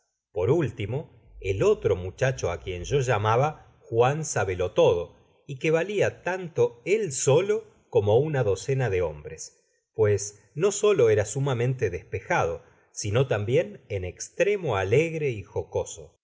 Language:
Spanish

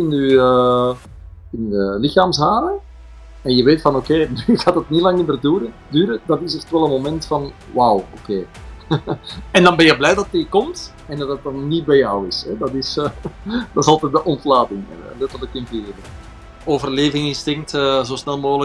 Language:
Dutch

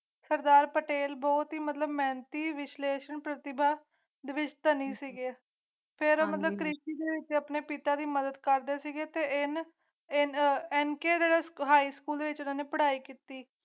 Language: Punjabi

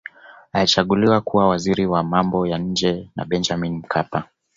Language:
Swahili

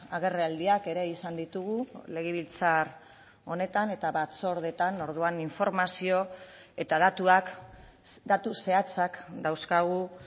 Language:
Basque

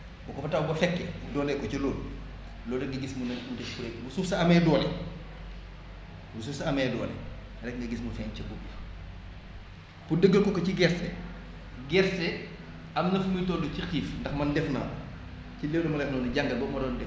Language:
Wolof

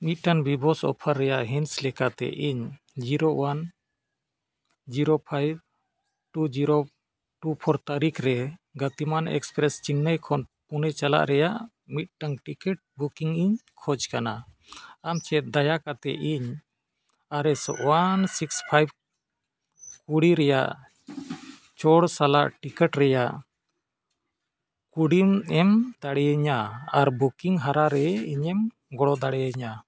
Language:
Santali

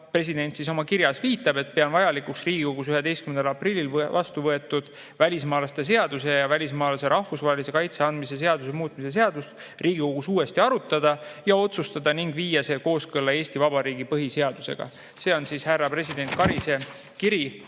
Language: Estonian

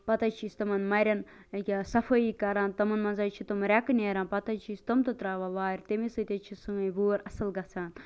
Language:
Kashmiri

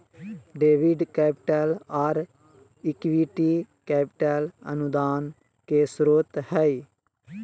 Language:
Magahi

